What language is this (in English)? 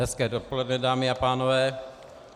Czech